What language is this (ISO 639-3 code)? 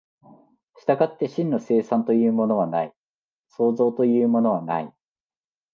jpn